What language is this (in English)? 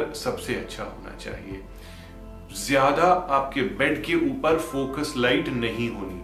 Hindi